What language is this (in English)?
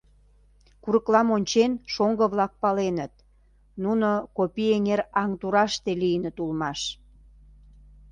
Mari